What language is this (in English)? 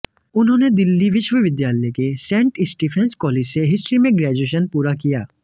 Hindi